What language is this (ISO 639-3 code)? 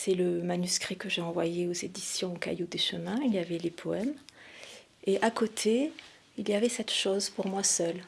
fra